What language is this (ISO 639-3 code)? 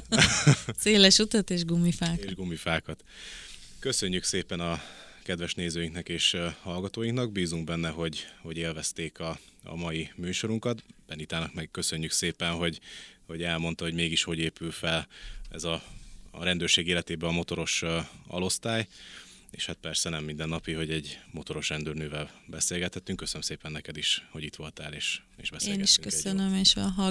hun